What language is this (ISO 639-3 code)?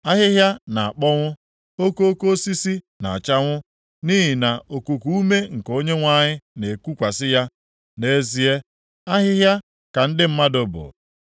ibo